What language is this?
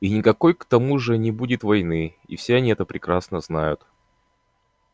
Russian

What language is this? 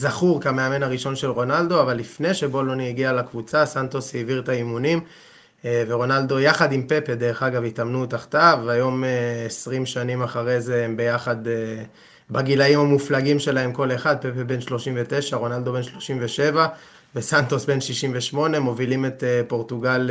Hebrew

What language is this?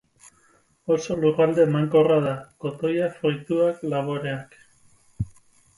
Basque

